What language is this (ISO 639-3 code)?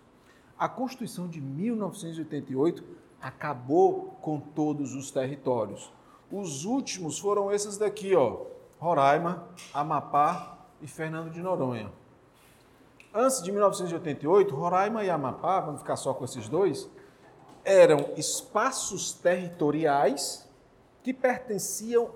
por